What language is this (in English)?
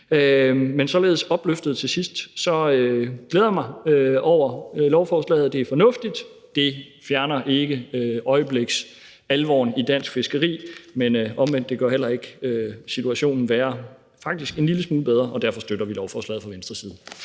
Danish